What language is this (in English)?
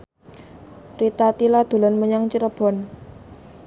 Javanese